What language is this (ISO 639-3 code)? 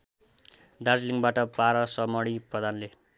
nep